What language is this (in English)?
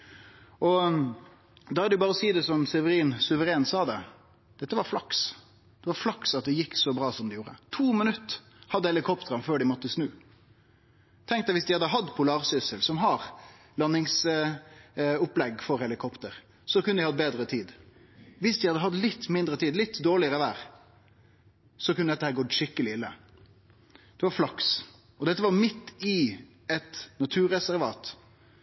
Norwegian Nynorsk